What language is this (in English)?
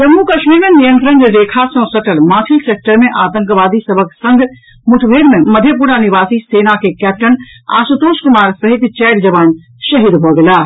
Maithili